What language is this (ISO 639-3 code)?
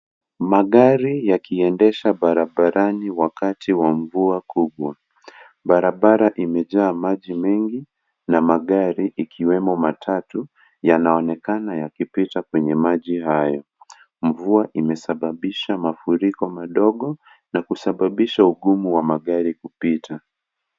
swa